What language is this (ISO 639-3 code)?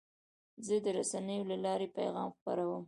pus